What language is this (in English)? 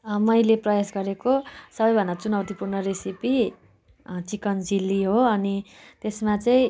Nepali